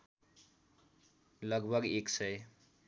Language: Nepali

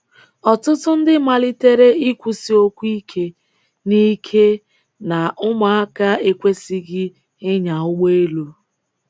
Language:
Igbo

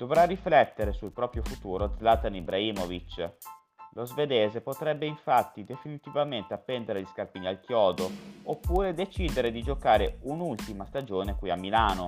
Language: Italian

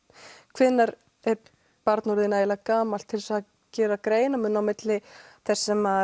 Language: Icelandic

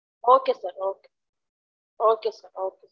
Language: Tamil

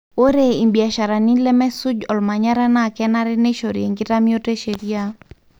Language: Masai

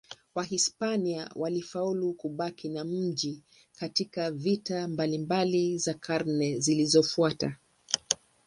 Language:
Swahili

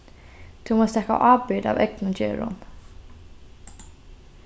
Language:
Faroese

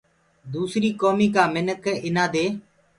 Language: Gurgula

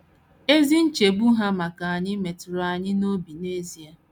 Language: Igbo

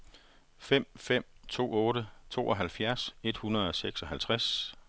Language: Danish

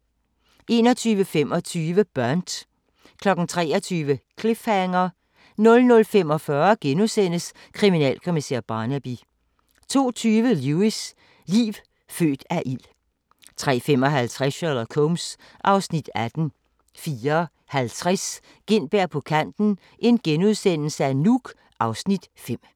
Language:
Danish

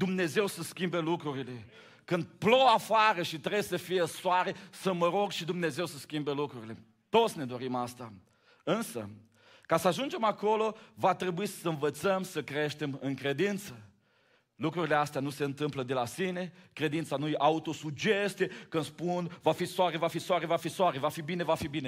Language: Romanian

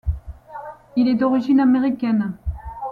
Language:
French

